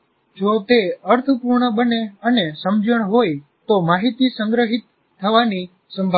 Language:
Gujarati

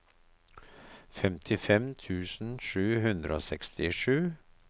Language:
Norwegian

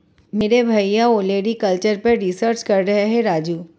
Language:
Hindi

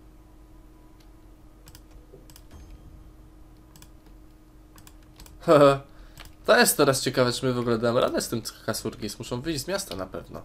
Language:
Polish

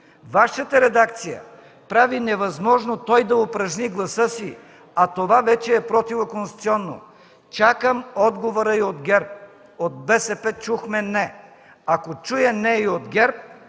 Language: Bulgarian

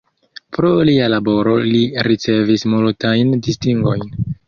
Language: Esperanto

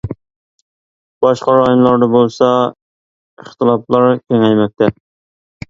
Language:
Uyghur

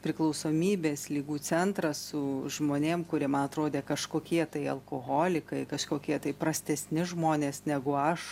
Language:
Lithuanian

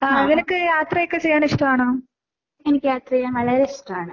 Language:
Malayalam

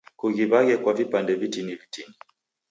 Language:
Taita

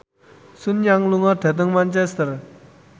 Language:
Javanese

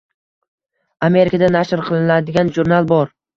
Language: Uzbek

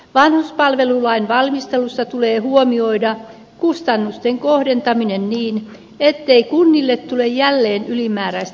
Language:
Finnish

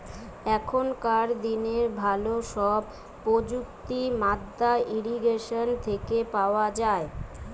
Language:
Bangla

